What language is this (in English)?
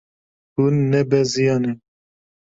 Kurdish